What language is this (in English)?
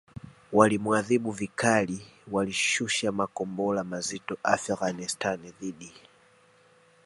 Swahili